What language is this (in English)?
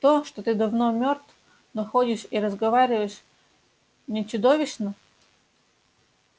Russian